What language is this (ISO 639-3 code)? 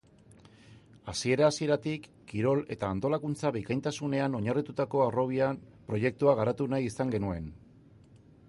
eus